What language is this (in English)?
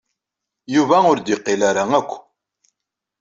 Kabyle